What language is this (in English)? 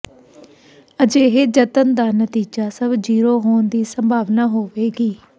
Punjabi